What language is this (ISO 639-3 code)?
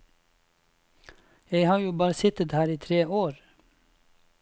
nor